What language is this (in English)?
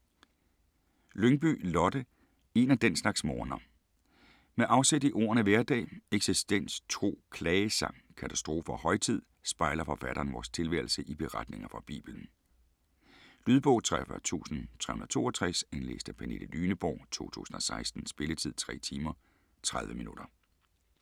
Danish